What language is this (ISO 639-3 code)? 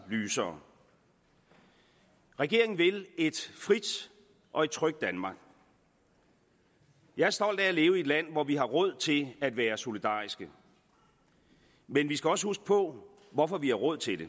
dan